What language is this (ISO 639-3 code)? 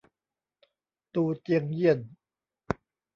tha